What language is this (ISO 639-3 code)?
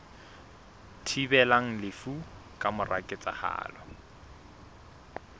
sot